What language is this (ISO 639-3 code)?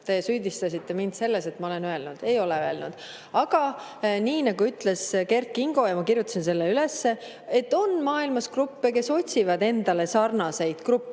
est